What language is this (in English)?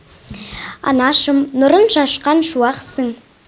Kazakh